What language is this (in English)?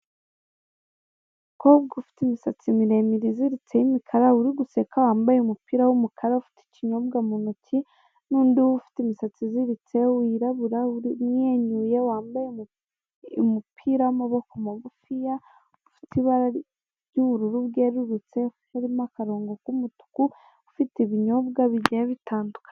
Kinyarwanda